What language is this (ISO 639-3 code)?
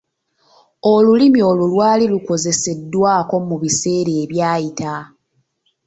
lug